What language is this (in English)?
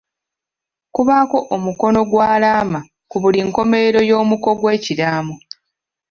Ganda